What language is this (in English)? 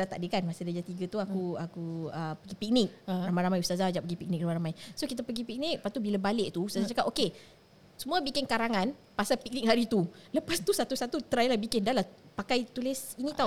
Malay